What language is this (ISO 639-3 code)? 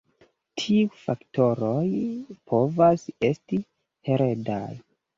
epo